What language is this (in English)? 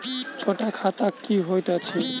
Maithili